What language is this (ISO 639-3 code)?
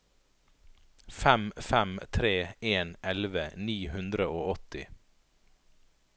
nor